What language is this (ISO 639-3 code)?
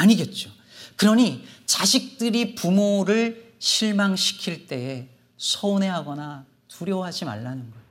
kor